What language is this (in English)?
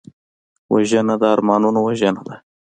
Pashto